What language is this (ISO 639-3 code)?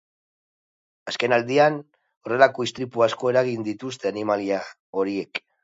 eus